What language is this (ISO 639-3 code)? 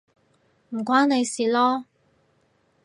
yue